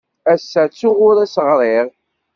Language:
Kabyle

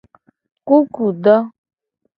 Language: Gen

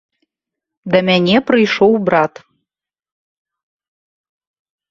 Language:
Belarusian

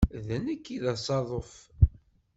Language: Kabyle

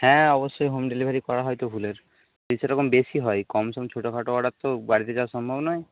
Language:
Bangla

